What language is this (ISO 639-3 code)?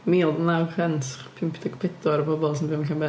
cym